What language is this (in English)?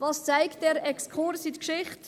Swiss German